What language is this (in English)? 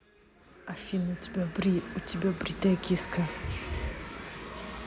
Russian